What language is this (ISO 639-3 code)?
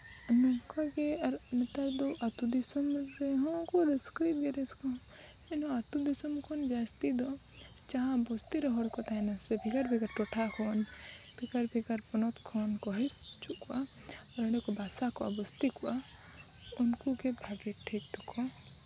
sat